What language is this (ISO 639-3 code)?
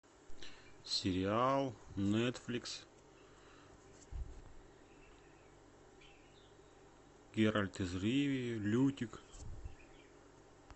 rus